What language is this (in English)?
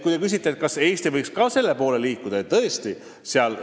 Estonian